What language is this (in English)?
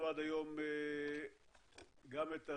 Hebrew